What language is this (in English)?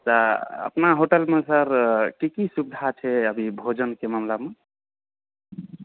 Maithili